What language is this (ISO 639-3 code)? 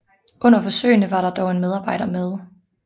dan